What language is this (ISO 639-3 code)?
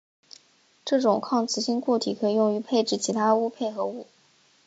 zho